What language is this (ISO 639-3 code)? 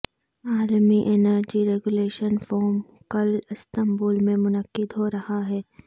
urd